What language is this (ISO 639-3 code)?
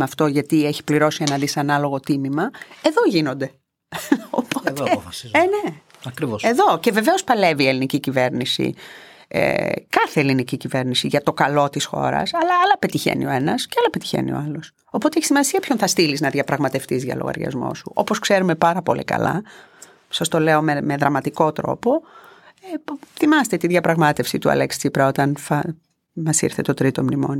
ell